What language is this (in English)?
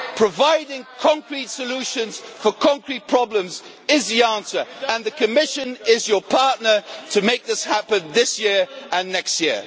English